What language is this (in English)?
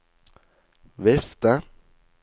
Norwegian